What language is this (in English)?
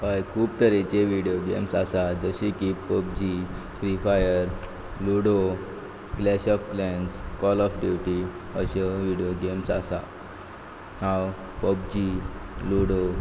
Konkani